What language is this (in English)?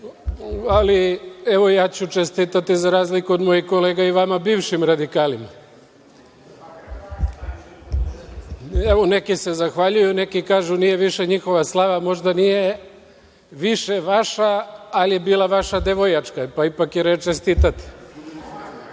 Serbian